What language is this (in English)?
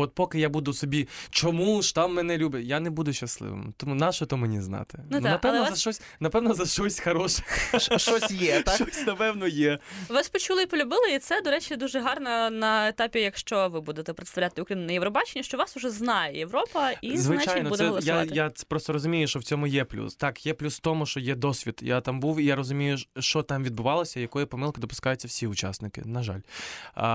Ukrainian